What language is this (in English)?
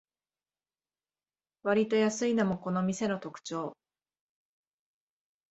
Japanese